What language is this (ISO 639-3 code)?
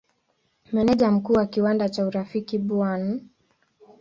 swa